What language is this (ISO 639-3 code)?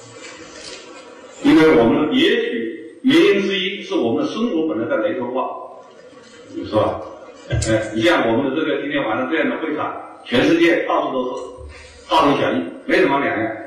zho